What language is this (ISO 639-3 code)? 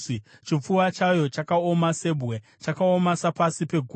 sna